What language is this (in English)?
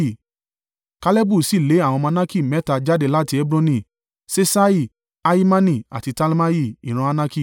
Yoruba